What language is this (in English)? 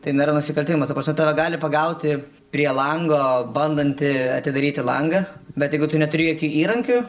Lithuanian